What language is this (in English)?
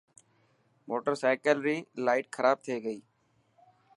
Dhatki